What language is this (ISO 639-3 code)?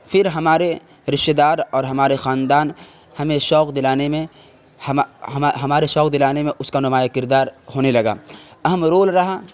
urd